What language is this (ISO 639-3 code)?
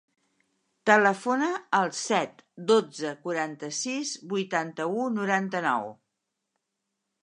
cat